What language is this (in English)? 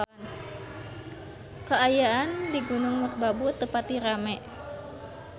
Sundanese